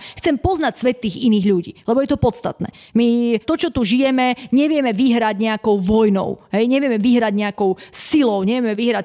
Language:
Slovak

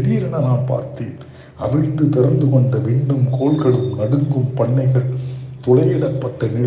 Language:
Tamil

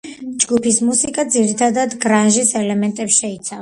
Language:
Georgian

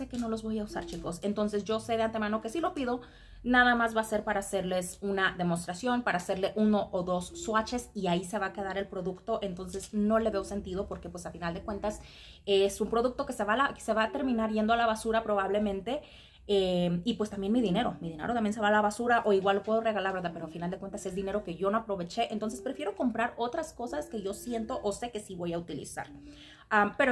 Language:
Spanish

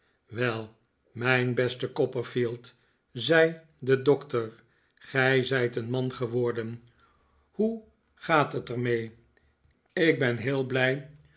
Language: Dutch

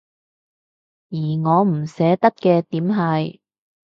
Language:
Cantonese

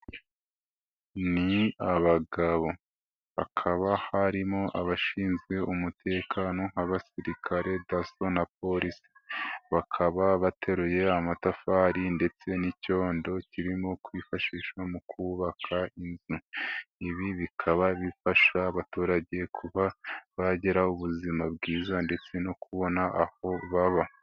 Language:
Kinyarwanda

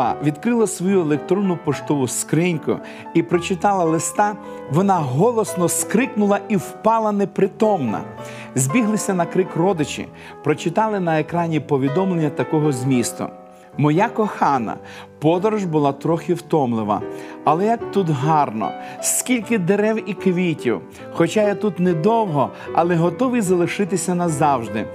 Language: Ukrainian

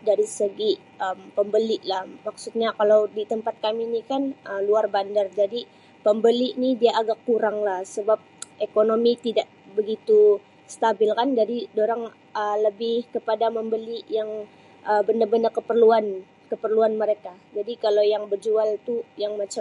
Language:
Sabah Malay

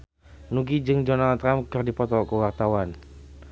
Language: Sundanese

